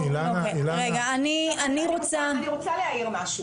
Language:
Hebrew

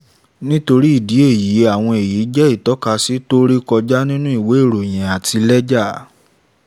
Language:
Yoruba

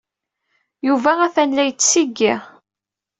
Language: Kabyle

